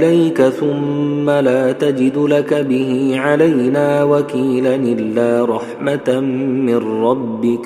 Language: Arabic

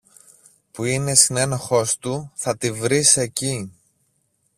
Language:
Greek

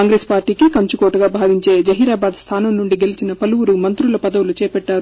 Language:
Telugu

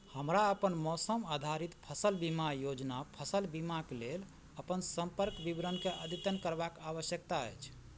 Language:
Maithili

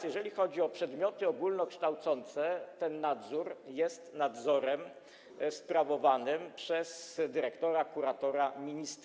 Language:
Polish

